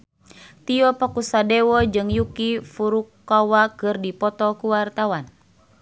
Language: Sundanese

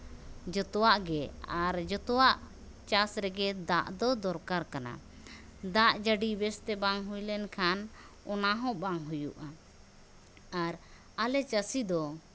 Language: Santali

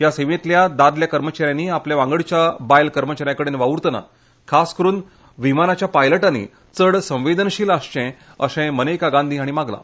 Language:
Konkani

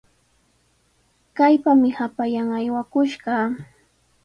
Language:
Sihuas Ancash Quechua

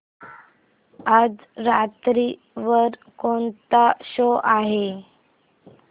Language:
Marathi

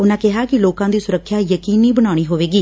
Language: Punjabi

